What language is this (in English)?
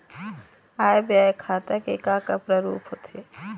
Chhattisgarhi